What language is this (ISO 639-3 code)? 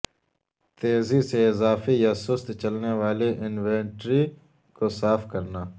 urd